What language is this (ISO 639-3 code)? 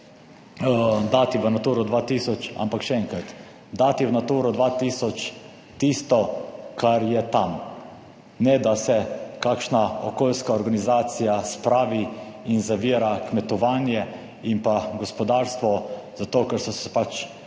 slv